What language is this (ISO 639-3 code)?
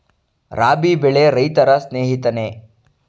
kan